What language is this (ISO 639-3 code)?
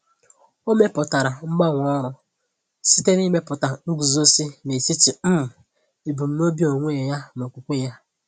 ibo